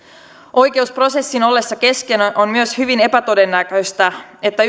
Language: Finnish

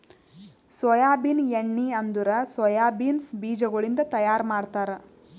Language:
Kannada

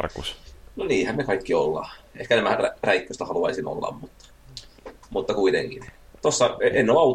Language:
Finnish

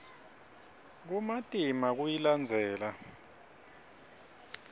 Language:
Swati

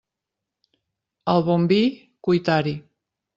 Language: Catalan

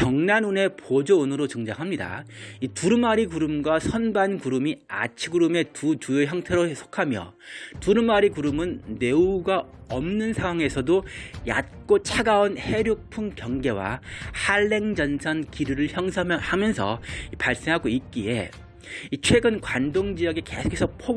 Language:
Korean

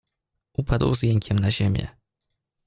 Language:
Polish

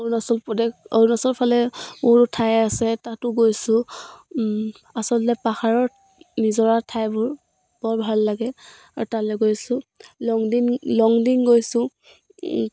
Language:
Assamese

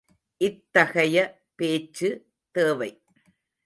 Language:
Tamil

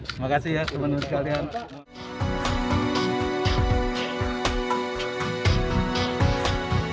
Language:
Indonesian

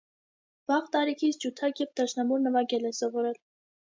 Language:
Armenian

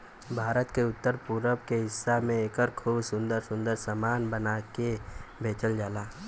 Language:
Bhojpuri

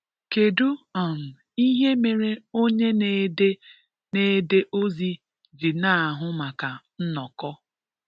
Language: Igbo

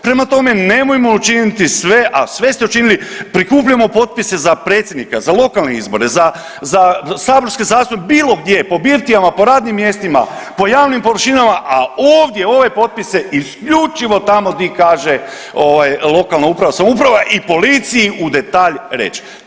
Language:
Croatian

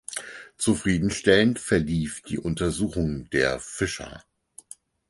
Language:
German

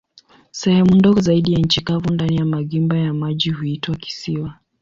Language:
Swahili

